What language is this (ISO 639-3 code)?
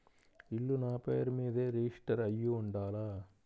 tel